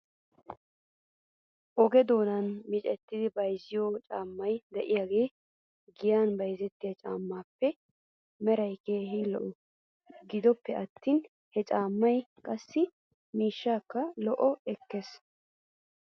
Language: Wolaytta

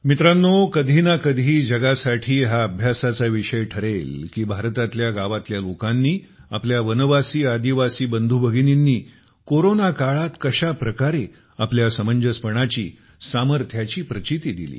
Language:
Marathi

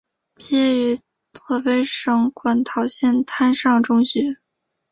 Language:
Chinese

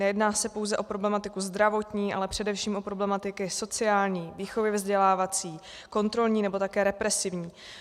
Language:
Czech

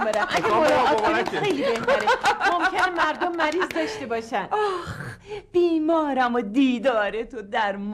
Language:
Persian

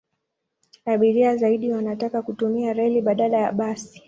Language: Swahili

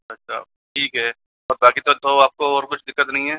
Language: Hindi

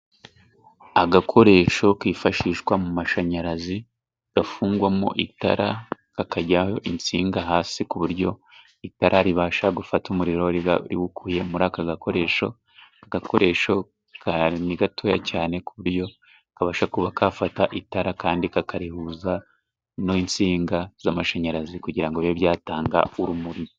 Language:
Kinyarwanda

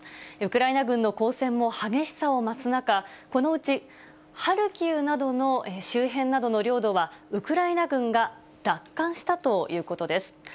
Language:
Japanese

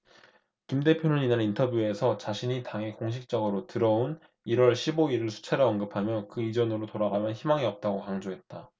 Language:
Korean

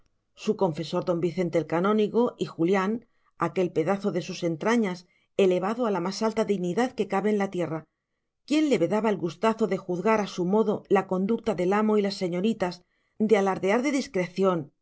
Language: Spanish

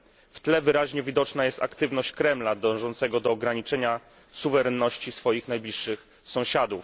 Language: Polish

